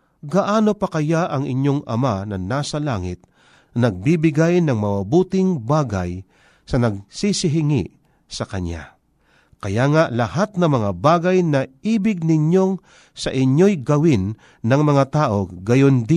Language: Filipino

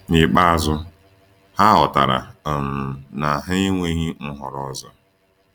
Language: Igbo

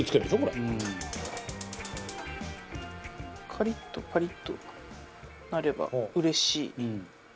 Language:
Japanese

